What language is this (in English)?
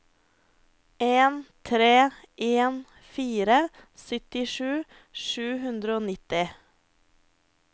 Norwegian